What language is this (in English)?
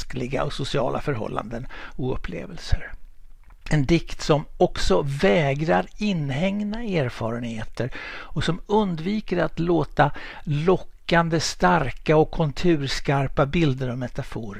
Swedish